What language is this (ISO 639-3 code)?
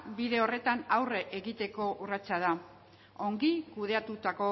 eus